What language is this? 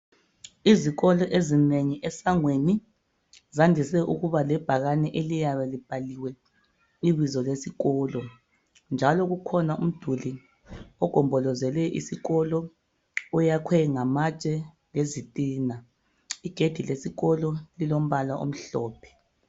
North Ndebele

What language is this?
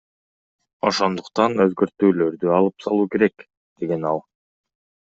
Kyrgyz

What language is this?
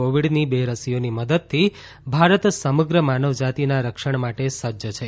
Gujarati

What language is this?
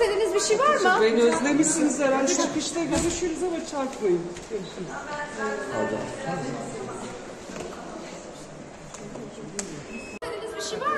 Turkish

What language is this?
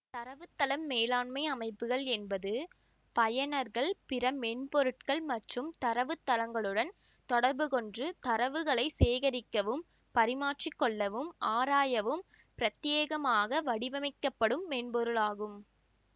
Tamil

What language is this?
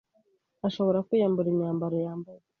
Kinyarwanda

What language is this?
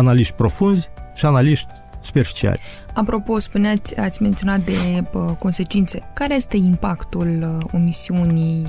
Romanian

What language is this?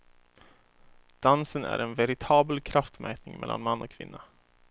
Swedish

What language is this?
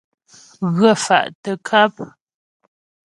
Ghomala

